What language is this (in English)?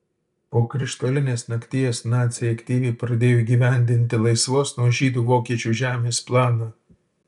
Lithuanian